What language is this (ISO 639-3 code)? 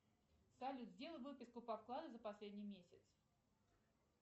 rus